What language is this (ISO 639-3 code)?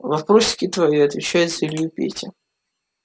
rus